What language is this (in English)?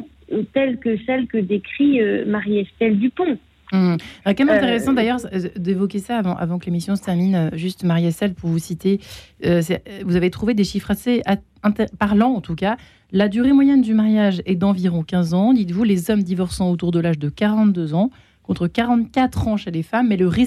French